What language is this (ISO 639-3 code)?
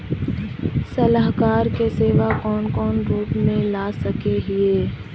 mag